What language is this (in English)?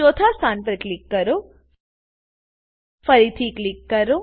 Gujarati